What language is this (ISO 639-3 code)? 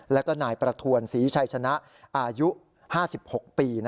tha